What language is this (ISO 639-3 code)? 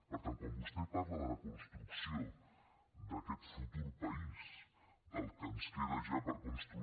cat